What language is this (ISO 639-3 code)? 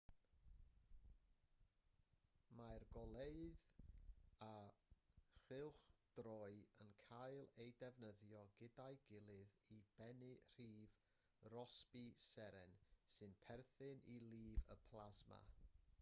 cym